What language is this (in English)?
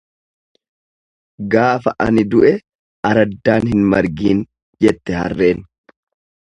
Oromo